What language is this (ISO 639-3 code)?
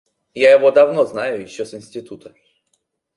rus